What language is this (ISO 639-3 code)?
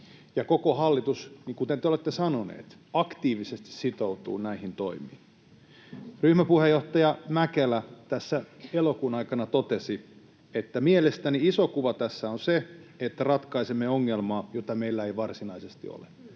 fin